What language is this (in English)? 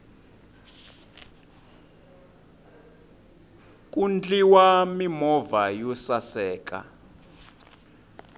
Tsonga